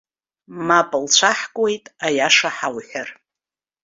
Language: Abkhazian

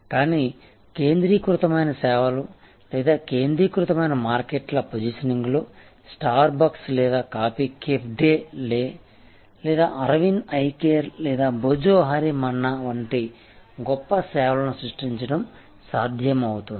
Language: Telugu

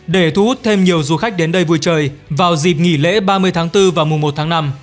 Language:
Vietnamese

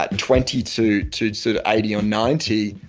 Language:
English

